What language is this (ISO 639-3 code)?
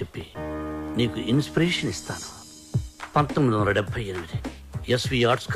tel